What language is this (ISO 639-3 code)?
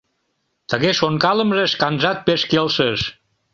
chm